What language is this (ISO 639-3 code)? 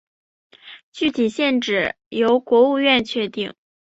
zho